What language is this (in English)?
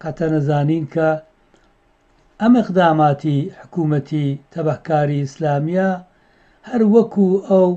Persian